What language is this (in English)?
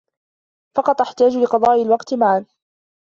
Arabic